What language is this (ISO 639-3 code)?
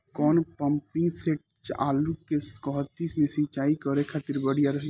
bho